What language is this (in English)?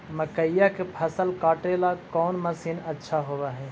Magahi